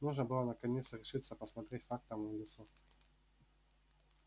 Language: Russian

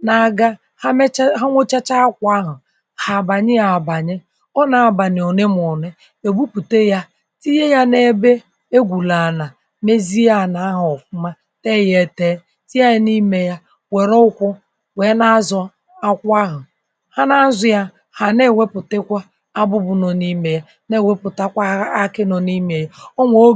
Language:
Igbo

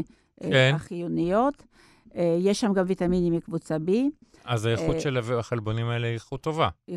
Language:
Hebrew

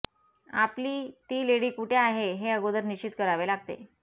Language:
Marathi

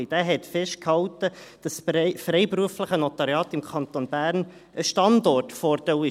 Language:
Swiss German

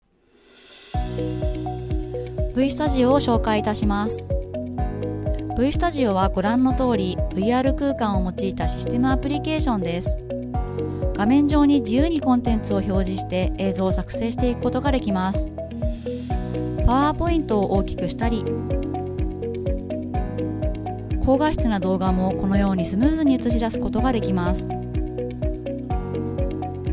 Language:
Japanese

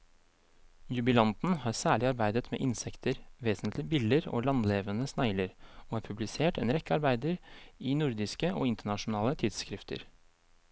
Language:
Norwegian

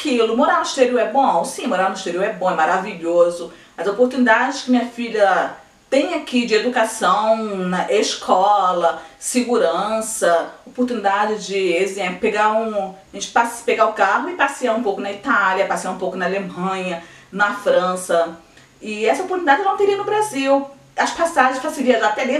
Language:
Portuguese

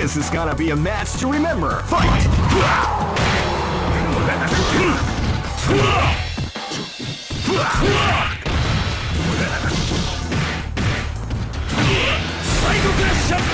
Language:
English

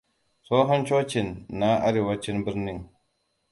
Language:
Hausa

